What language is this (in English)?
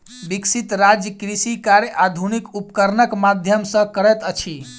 Maithili